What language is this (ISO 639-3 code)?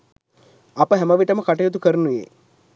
sin